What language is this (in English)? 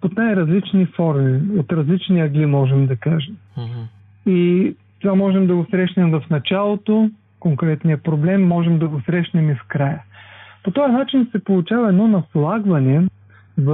Bulgarian